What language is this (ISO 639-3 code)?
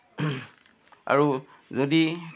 asm